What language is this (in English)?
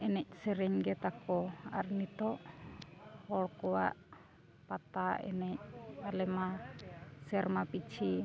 Santali